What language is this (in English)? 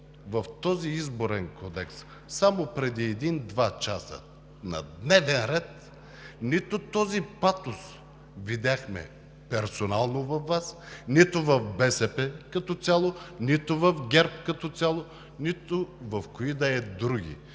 Bulgarian